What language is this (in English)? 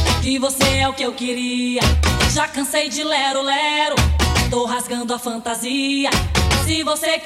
Italian